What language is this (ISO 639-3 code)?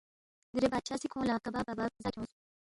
bft